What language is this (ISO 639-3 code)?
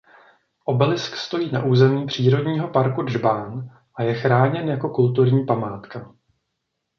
ces